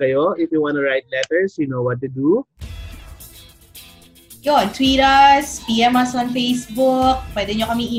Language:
Filipino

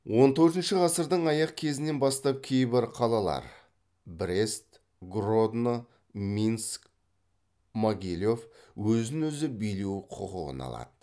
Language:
Kazakh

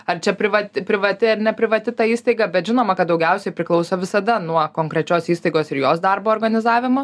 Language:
Lithuanian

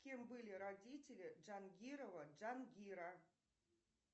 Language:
Russian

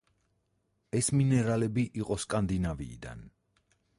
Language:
Georgian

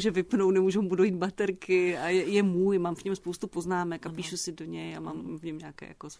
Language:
Czech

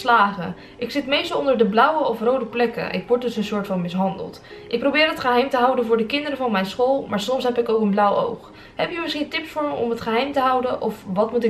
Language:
Dutch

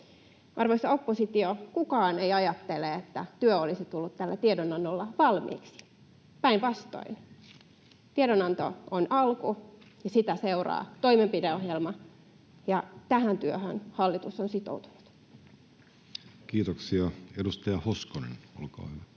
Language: Finnish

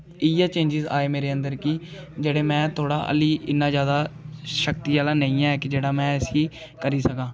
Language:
Dogri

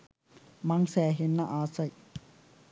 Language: Sinhala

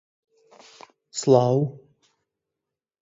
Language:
Central Kurdish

